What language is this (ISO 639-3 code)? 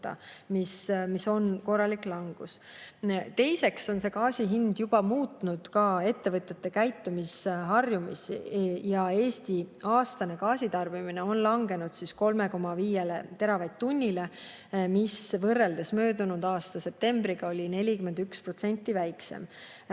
est